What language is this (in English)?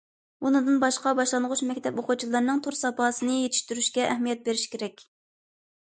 Uyghur